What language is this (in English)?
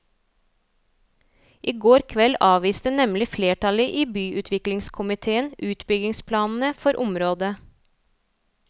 Norwegian